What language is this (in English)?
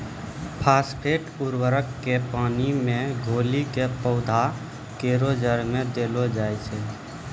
Maithili